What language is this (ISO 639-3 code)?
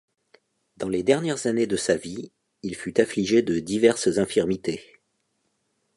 fra